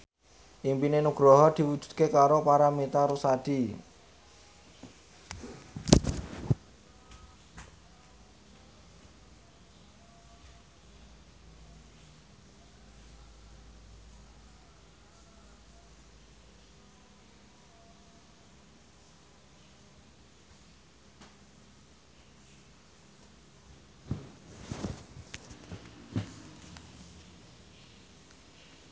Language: Javanese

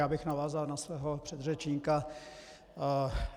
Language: Czech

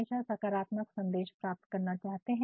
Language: Hindi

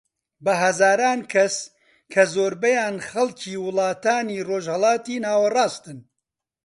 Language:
Central Kurdish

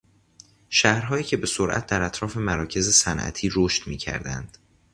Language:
Persian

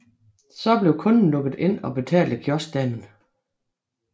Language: Danish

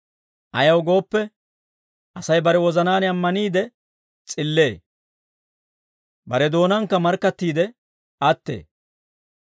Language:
Dawro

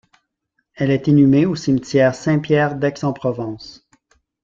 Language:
French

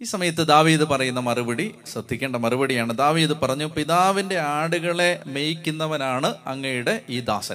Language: Malayalam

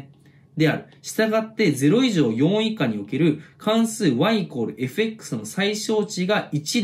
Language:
Japanese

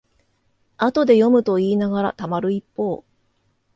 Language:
Japanese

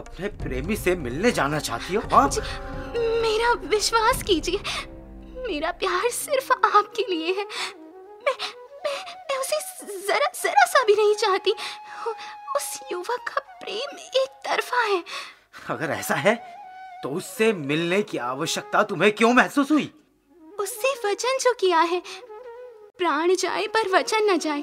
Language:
Hindi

